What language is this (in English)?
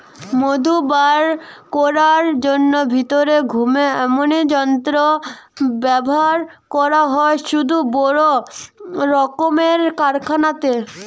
Bangla